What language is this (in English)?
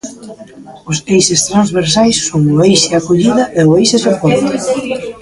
Galician